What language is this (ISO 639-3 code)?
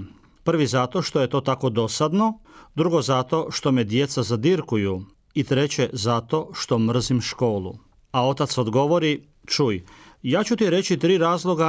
hrv